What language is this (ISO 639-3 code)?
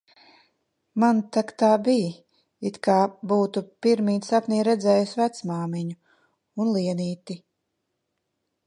lav